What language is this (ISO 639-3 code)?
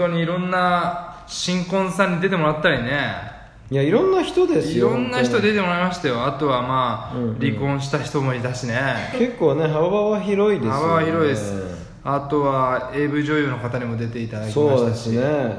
jpn